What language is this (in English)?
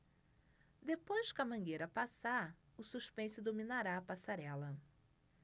Portuguese